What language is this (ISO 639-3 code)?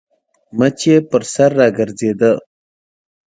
pus